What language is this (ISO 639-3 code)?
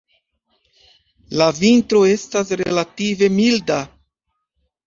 epo